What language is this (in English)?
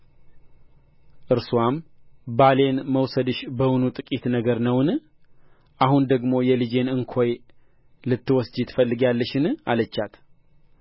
Amharic